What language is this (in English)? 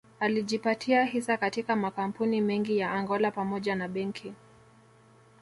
Swahili